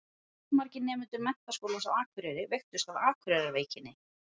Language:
Icelandic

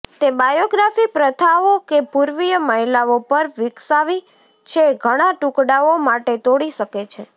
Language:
Gujarati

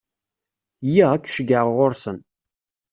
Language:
Kabyle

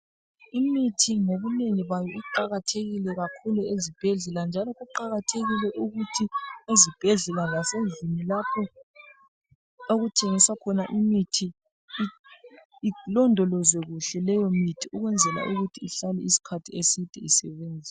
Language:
North Ndebele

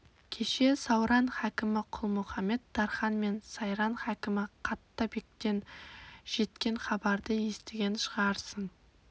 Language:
Kazakh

